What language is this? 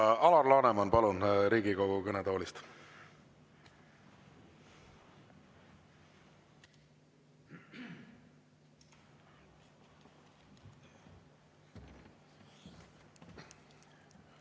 Estonian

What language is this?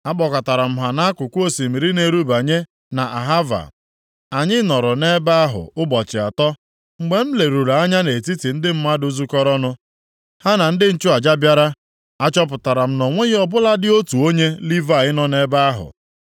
Igbo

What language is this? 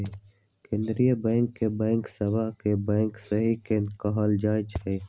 Magahi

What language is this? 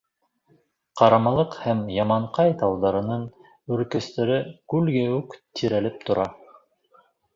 Bashkir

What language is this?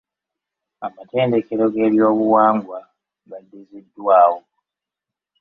Ganda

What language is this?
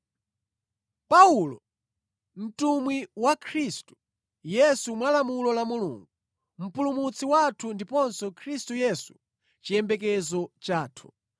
Nyanja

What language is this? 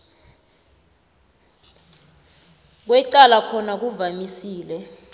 South Ndebele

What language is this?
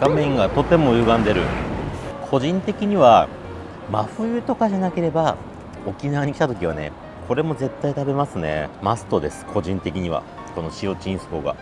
Japanese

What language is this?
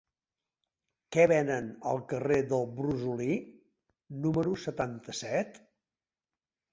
Catalan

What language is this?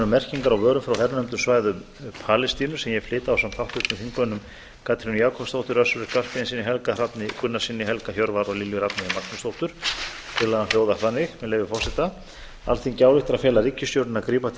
Icelandic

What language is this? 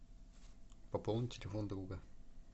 Russian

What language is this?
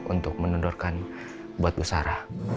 Indonesian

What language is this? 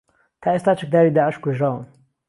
Central Kurdish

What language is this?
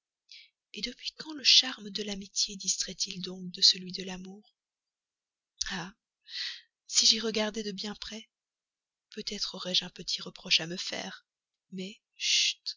French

